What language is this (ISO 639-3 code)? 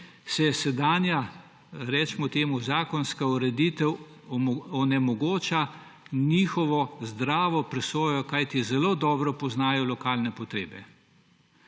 slv